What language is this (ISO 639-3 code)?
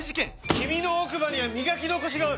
jpn